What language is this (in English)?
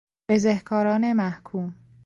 Persian